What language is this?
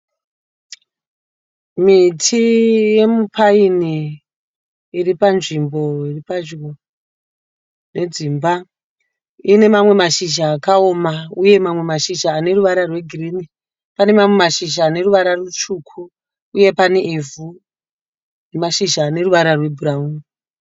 Shona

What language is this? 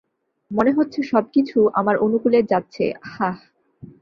Bangla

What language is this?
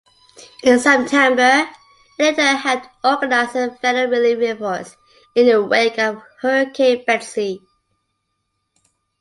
English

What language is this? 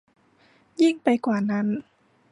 Thai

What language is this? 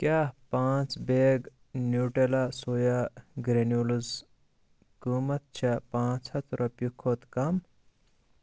Kashmiri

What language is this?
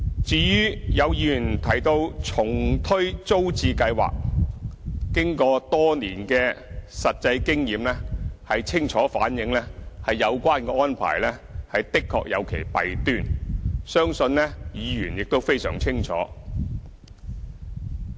Cantonese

